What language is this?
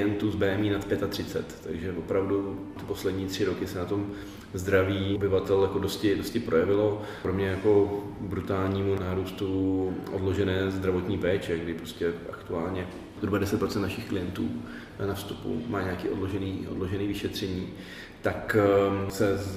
Czech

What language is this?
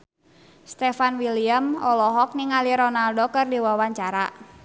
Sundanese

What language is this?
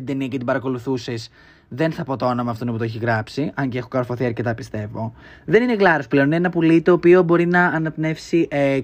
Greek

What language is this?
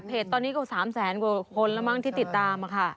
Thai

